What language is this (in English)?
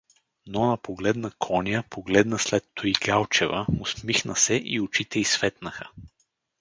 Bulgarian